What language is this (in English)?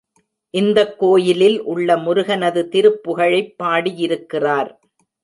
Tamil